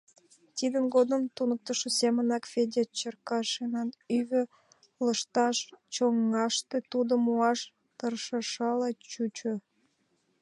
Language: Mari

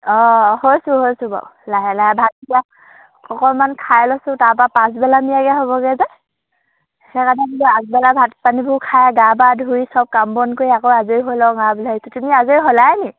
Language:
Assamese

